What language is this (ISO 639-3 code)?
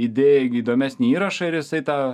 lit